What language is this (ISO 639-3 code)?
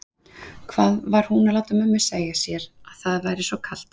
isl